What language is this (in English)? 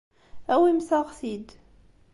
Kabyle